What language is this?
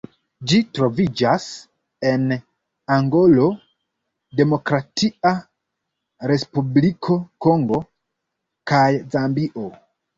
Esperanto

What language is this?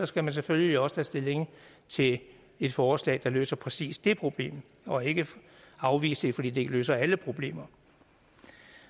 Danish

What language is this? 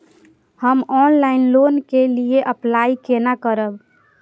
Maithili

